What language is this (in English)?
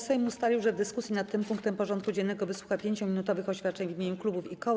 Polish